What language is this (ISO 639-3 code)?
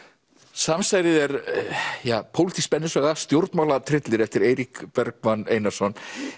isl